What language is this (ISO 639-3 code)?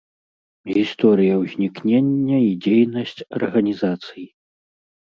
bel